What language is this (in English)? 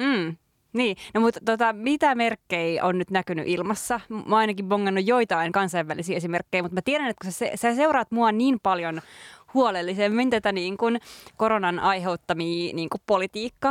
Finnish